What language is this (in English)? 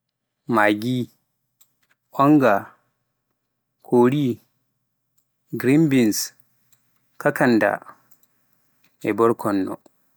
Pular